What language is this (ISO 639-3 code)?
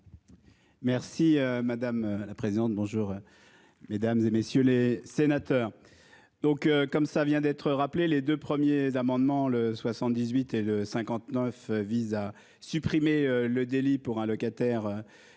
fra